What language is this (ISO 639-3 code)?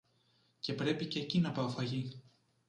ell